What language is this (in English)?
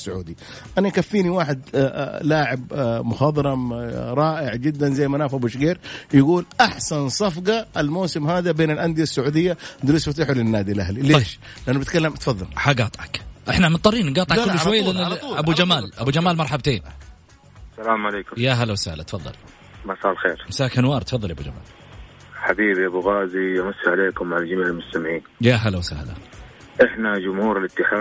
Arabic